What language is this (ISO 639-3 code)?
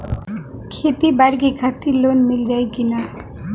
bho